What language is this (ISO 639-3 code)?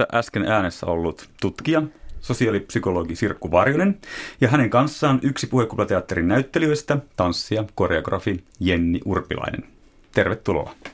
fin